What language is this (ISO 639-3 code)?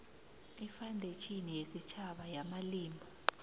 nbl